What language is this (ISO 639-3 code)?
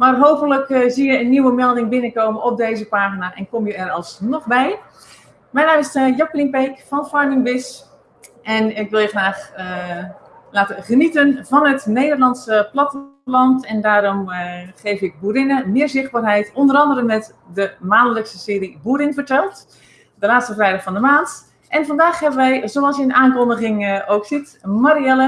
nld